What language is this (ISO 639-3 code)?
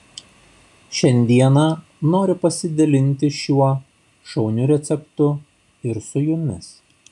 lit